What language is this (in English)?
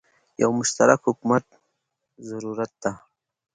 Pashto